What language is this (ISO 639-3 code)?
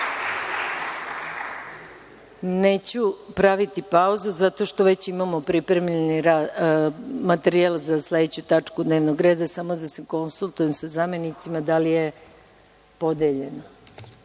srp